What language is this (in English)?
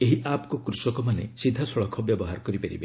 Odia